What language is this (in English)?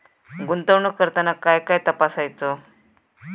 Marathi